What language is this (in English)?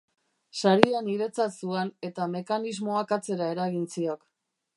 Basque